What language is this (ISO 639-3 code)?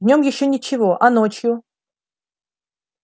rus